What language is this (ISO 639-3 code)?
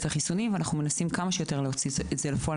heb